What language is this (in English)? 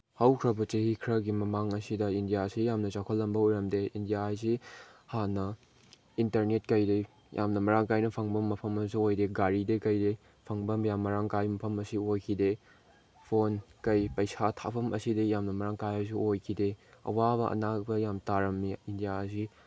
Manipuri